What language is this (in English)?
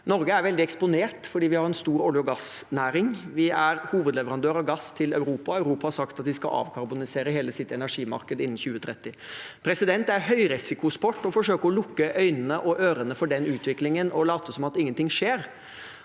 Norwegian